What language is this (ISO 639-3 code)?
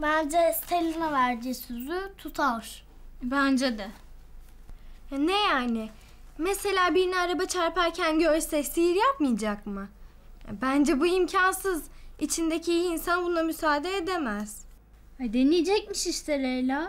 tur